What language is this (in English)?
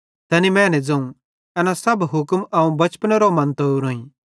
Bhadrawahi